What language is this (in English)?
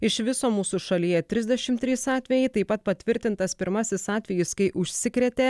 Lithuanian